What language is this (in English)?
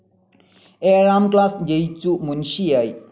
Malayalam